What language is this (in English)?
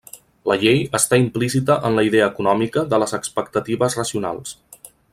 Catalan